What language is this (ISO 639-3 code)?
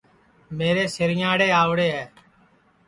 ssi